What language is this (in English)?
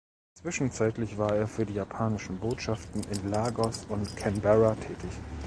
German